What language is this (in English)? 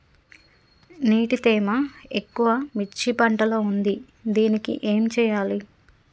Telugu